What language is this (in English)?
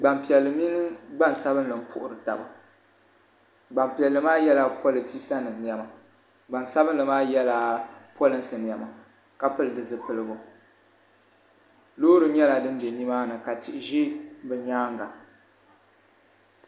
Dagbani